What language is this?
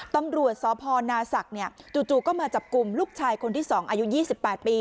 Thai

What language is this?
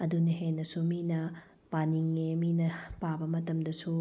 Manipuri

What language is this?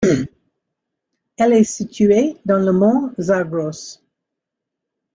French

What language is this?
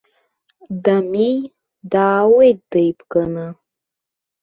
Abkhazian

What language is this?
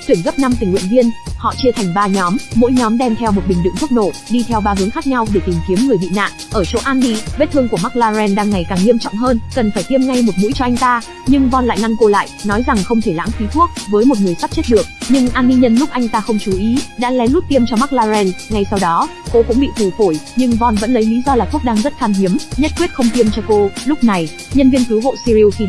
Vietnamese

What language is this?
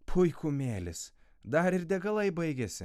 Lithuanian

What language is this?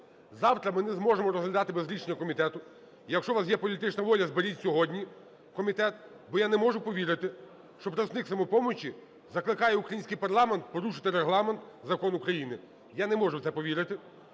Ukrainian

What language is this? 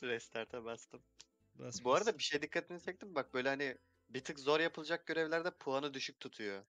Turkish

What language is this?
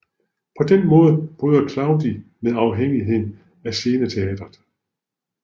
Danish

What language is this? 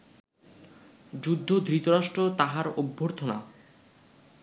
Bangla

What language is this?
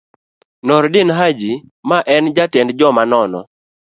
Luo (Kenya and Tanzania)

